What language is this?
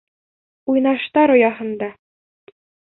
Bashkir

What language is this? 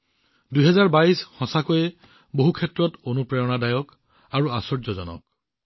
Assamese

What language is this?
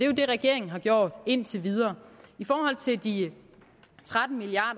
Danish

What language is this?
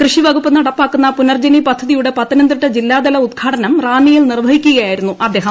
Malayalam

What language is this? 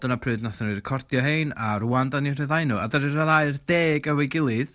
Welsh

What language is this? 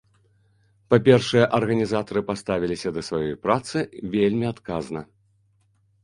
Belarusian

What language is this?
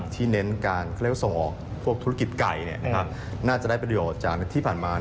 Thai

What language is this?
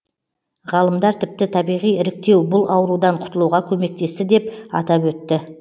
Kazakh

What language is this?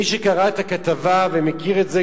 Hebrew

